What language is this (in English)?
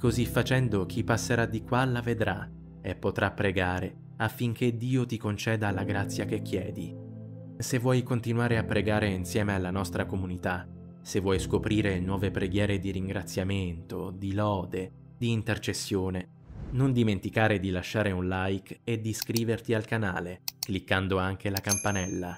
Italian